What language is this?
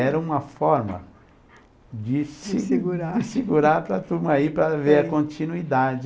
Portuguese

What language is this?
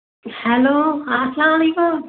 Kashmiri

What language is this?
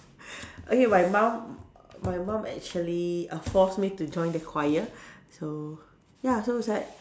English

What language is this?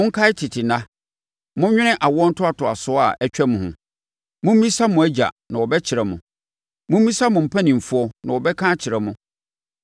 Akan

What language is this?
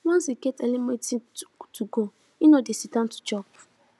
Nigerian Pidgin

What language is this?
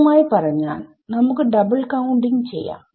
Malayalam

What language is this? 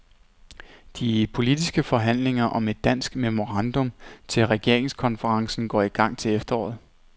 Danish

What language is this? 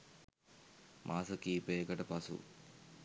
Sinhala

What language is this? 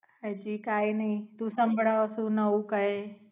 Gujarati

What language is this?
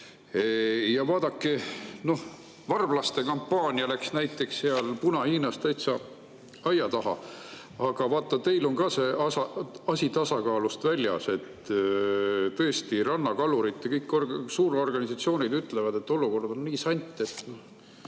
Estonian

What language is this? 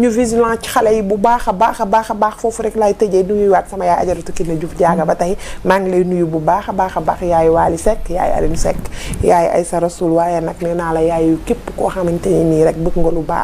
Arabic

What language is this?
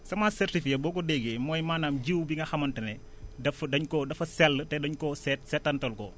Wolof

